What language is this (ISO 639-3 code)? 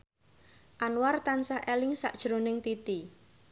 jav